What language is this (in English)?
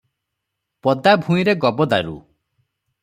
Odia